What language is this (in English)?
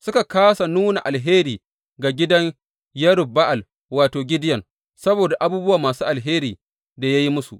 Hausa